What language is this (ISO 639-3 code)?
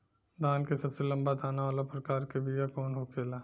bho